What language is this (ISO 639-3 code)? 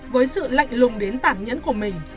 vie